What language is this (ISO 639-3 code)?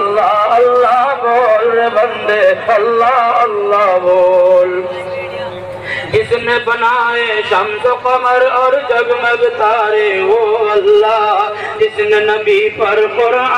ara